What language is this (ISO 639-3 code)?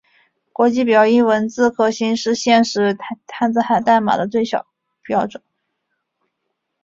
zho